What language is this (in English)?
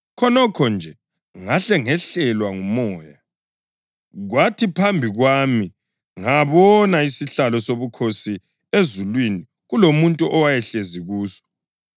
North Ndebele